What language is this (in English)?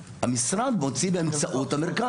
Hebrew